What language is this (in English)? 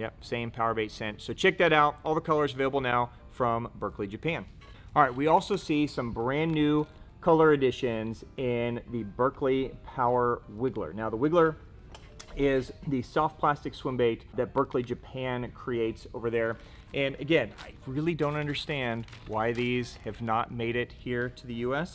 English